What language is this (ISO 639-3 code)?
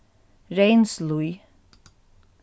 fao